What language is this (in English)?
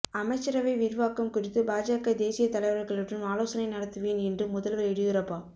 Tamil